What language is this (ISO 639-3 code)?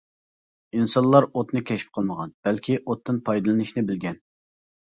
uig